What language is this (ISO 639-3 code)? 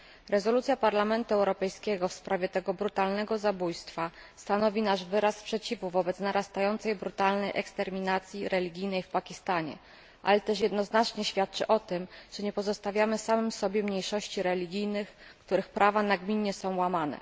pol